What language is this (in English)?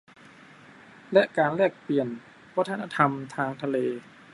Thai